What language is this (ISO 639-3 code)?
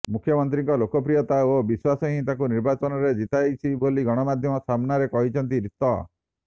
ori